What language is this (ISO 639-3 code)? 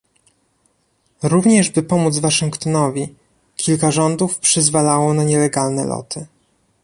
pol